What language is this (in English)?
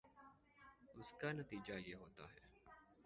Urdu